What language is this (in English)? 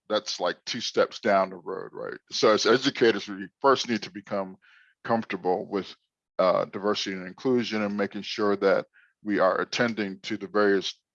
English